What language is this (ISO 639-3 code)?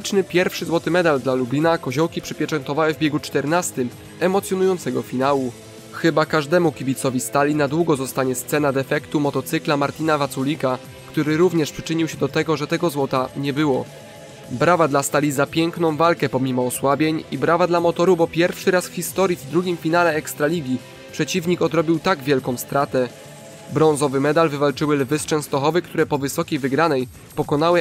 pol